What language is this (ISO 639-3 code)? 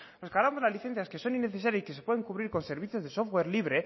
spa